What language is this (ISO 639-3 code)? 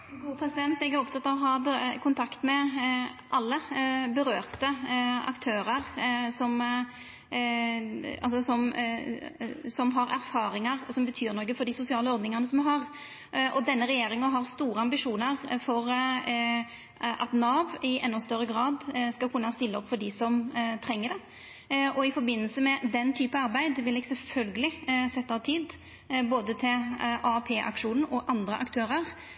nno